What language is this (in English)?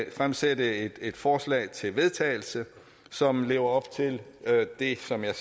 Danish